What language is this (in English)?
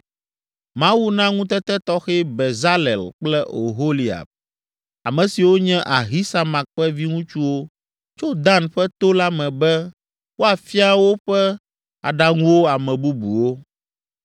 Ewe